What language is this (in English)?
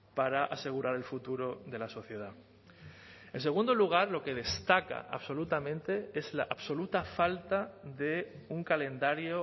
Spanish